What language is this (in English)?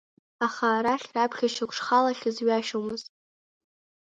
Abkhazian